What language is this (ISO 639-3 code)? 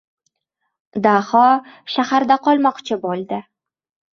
uzb